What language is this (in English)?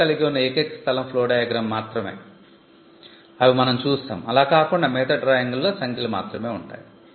Telugu